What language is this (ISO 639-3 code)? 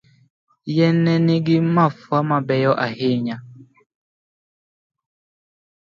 luo